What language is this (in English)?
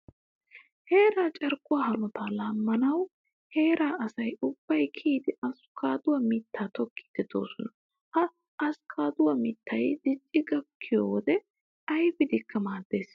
Wolaytta